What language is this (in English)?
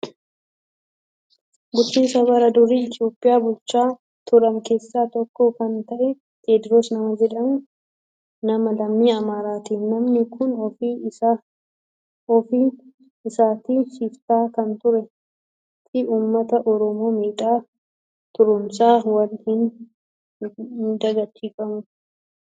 Oromo